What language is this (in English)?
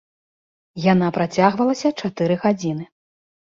Belarusian